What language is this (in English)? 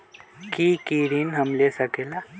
Magahi